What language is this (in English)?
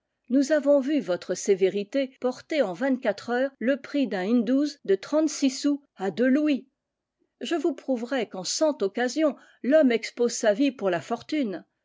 French